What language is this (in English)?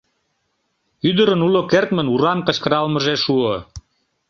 Mari